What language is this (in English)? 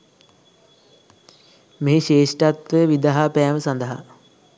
Sinhala